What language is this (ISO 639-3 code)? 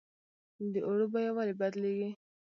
pus